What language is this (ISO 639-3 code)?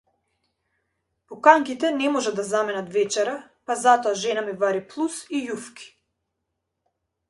mkd